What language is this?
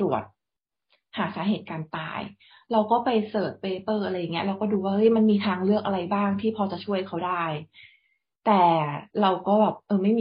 Thai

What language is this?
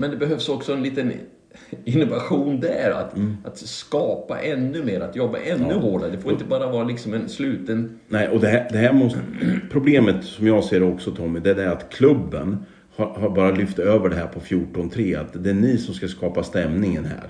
Swedish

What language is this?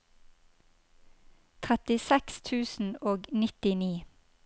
Norwegian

